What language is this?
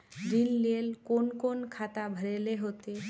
Magahi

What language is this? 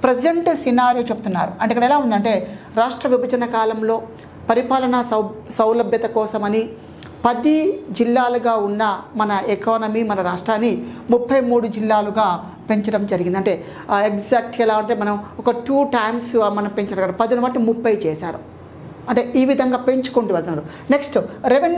Telugu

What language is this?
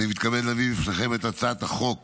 Hebrew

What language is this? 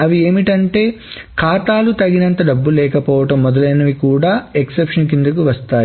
Telugu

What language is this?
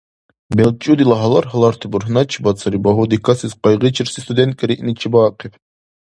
Dargwa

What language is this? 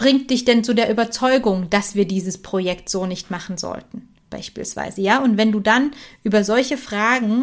German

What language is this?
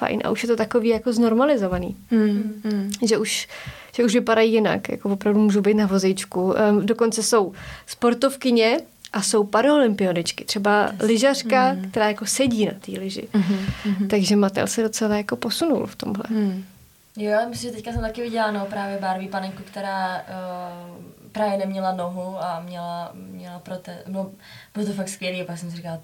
Czech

